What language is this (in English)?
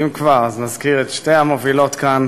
Hebrew